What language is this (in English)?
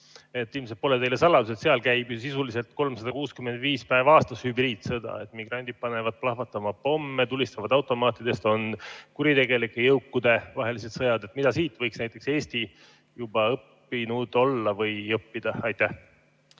Estonian